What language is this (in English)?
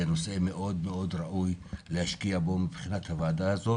Hebrew